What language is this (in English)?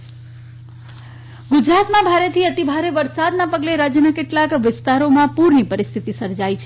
Gujarati